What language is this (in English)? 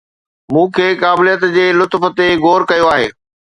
Sindhi